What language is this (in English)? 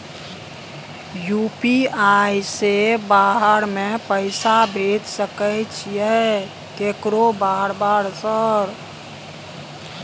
Maithili